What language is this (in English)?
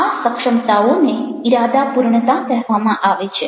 Gujarati